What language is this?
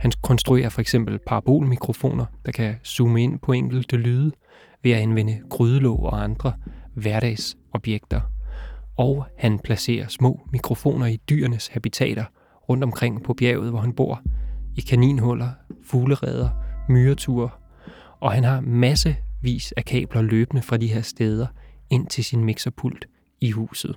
Danish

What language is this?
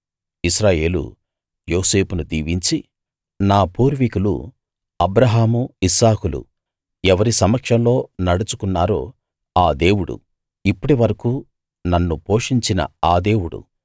Telugu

